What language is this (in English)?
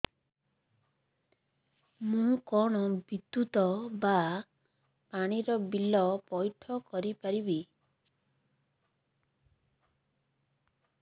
Odia